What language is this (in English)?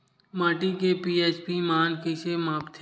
Chhattisgarhi